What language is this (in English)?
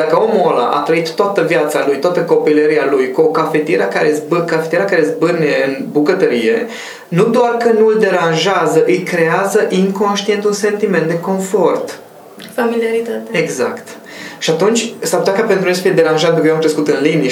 Romanian